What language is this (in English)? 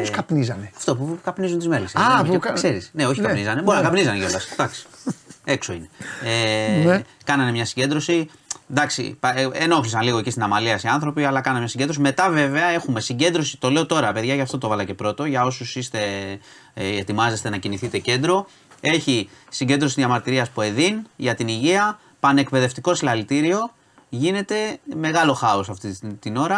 Greek